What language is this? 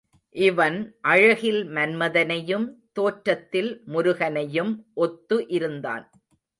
Tamil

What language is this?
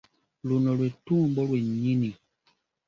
Ganda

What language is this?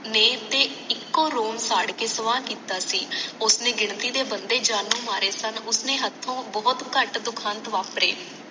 Punjabi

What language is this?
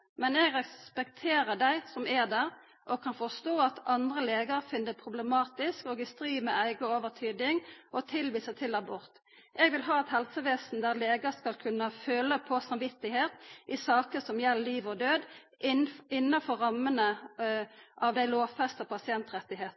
Norwegian Nynorsk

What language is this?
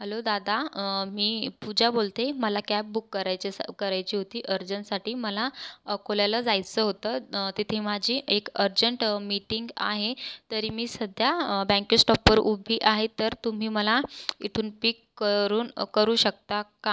Marathi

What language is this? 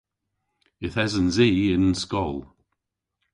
Cornish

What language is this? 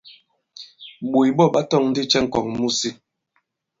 Bankon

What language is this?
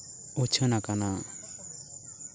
Santali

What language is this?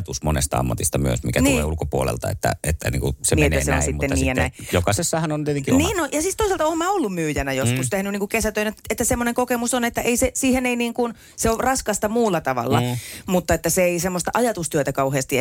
Finnish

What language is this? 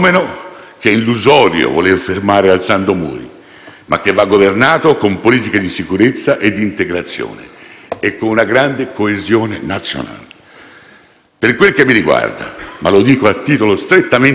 Italian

